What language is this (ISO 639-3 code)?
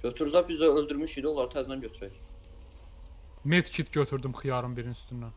tur